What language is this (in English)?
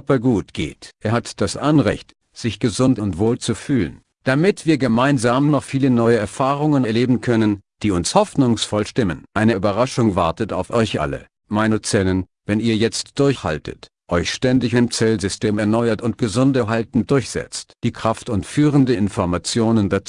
German